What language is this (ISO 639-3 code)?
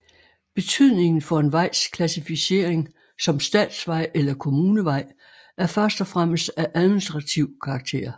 dan